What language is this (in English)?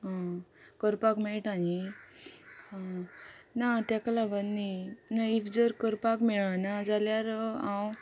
Konkani